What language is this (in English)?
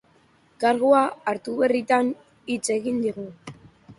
Basque